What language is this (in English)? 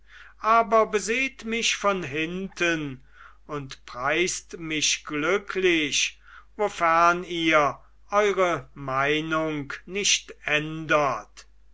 German